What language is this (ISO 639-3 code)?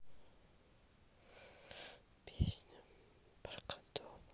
rus